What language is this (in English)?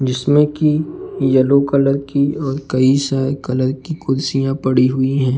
Hindi